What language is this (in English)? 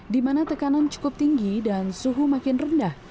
Indonesian